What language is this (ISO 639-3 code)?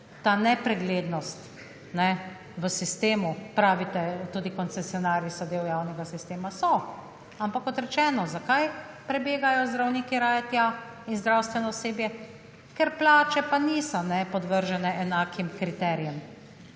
slv